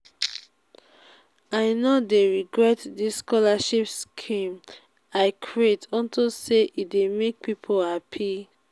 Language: Nigerian Pidgin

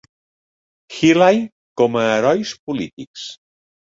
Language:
Catalan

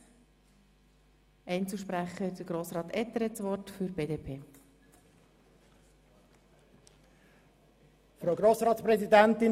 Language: Swiss German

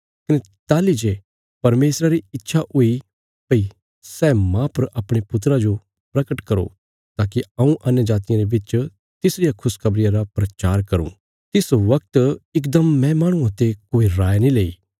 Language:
Bilaspuri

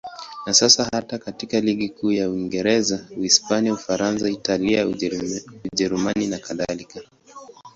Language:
Swahili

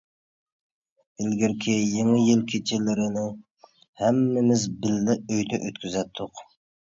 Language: Uyghur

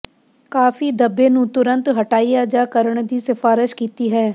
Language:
Punjabi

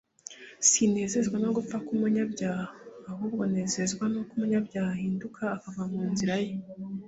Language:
Kinyarwanda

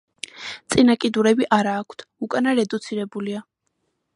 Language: Georgian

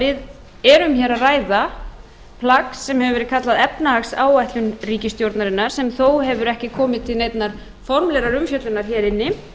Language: Icelandic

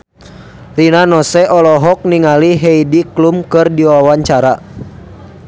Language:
Sundanese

